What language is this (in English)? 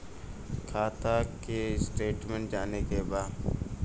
Bhojpuri